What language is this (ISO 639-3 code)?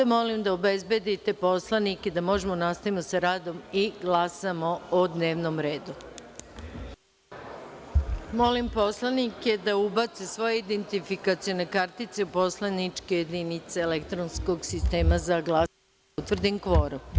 srp